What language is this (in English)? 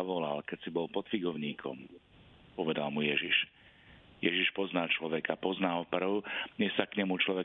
Slovak